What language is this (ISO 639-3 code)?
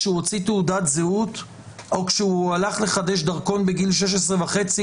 heb